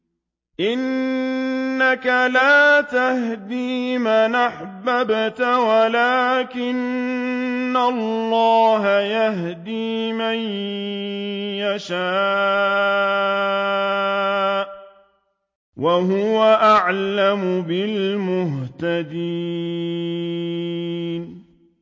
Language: Arabic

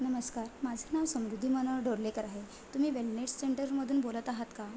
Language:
Marathi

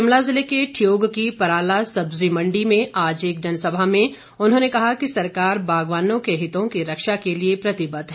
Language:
Hindi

